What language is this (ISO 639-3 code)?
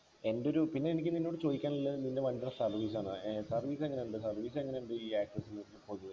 mal